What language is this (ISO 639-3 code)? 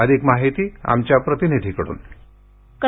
mar